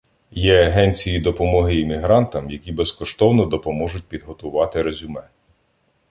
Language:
Ukrainian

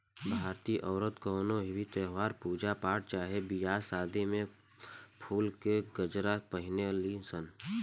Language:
Bhojpuri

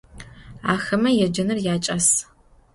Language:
Adyghe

